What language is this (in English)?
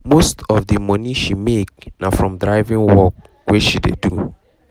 Nigerian Pidgin